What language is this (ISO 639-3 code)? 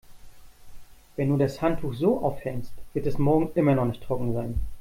deu